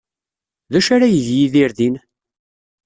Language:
Kabyle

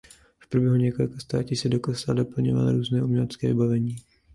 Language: Czech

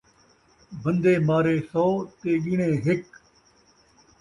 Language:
Saraiki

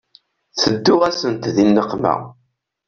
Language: Kabyle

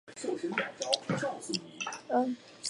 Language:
Chinese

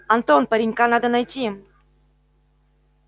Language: Russian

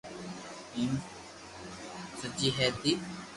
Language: Loarki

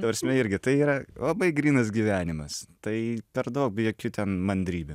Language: Lithuanian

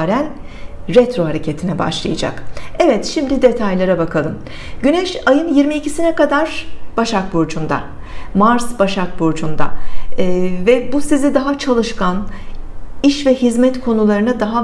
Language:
Turkish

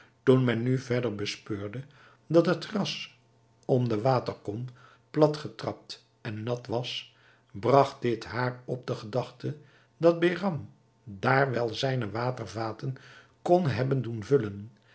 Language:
Dutch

